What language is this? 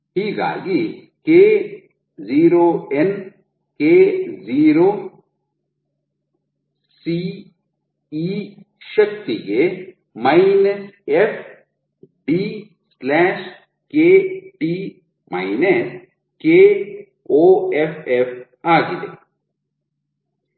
Kannada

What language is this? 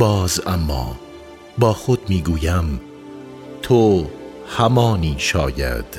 Persian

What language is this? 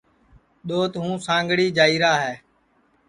Sansi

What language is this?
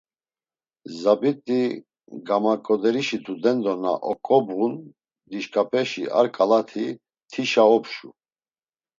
Laz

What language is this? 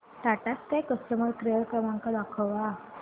Marathi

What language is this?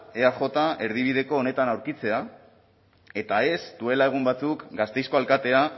Basque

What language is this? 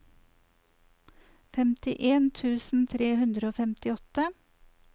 Norwegian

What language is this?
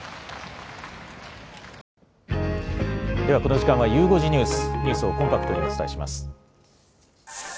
Japanese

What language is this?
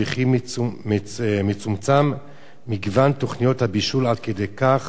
Hebrew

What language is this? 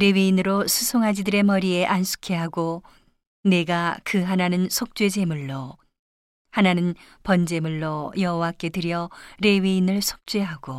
Korean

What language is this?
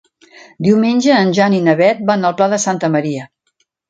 Catalan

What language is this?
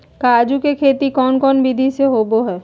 Magahi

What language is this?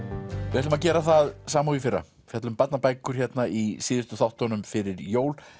Icelandic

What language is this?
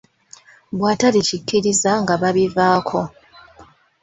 Ganda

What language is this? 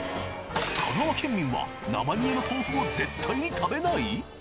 Japanese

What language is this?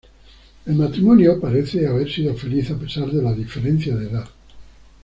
Spanish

